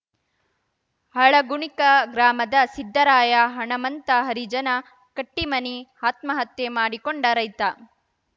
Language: Kannada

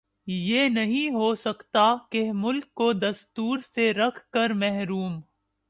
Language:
Urdu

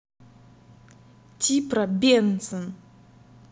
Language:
Russian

